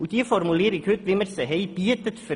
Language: Swiss German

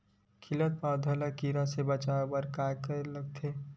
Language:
Chhattisgarhi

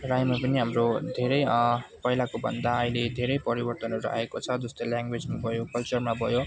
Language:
Nepali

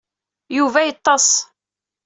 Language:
Kabyle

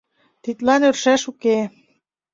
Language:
Mari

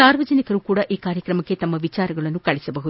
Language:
Kannada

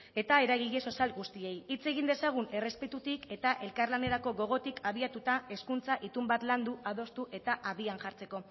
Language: Basque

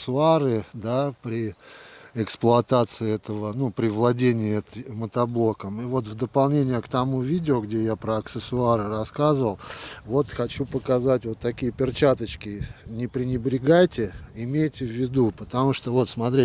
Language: Russian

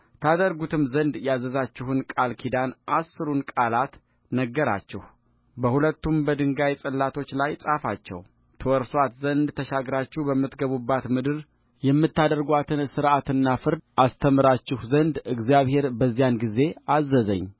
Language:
Amharic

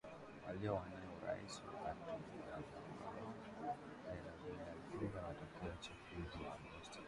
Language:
Swahili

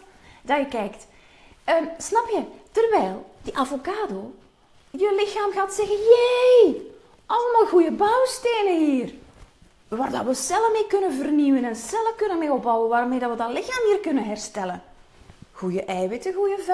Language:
Dutch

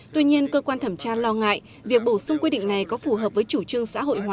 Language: Vietnamese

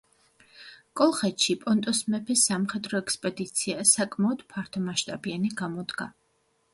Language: Georgian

